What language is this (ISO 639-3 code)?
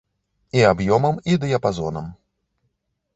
bel